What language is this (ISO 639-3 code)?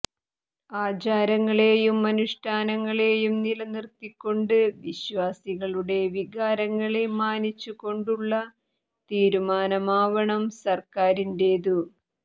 mal